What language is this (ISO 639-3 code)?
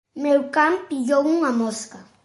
glg